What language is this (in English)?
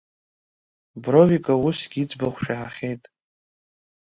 Abkhazian